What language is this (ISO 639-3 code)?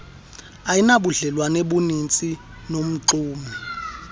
xho